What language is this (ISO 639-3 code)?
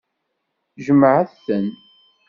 kab